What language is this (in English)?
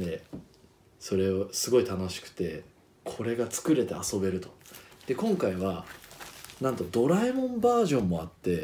Japanese